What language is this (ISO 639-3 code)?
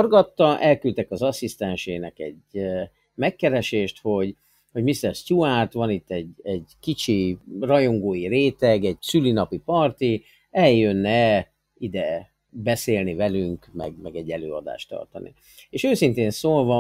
hun